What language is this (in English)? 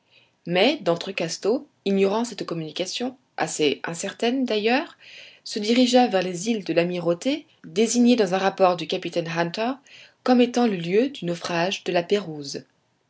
French